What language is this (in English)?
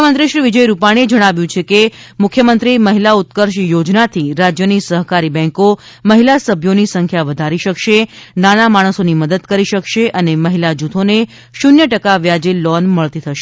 Gujarati